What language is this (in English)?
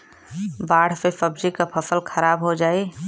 Bhojpuri